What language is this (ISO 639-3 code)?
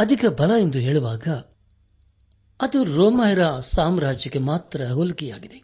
kan